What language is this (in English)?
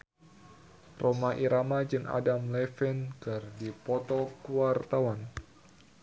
Sundanese